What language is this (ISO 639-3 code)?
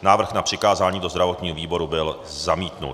ces